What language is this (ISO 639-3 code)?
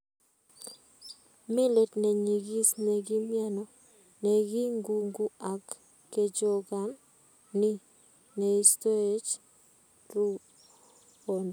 kln